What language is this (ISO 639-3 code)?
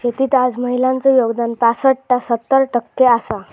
mar